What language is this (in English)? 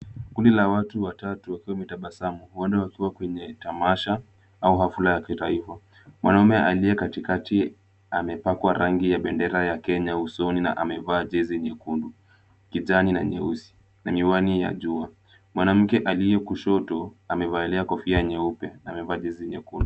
Swahili